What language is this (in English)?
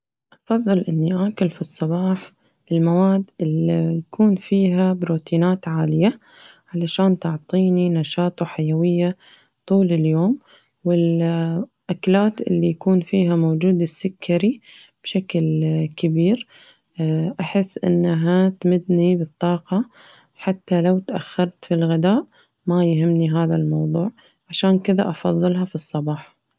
Najdi Arabic